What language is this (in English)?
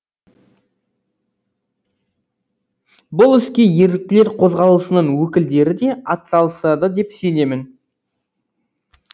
Kazakh